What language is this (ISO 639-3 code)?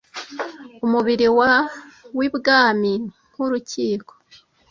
kin